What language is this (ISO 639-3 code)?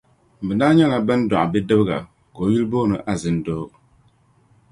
dag